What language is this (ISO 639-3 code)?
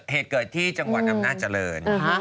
tha